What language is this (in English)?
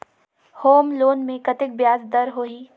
Chhattisgarhi